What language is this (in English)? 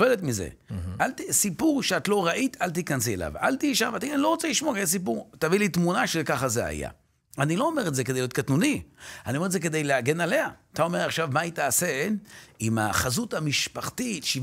Hebrew